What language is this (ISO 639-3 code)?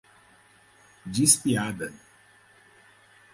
por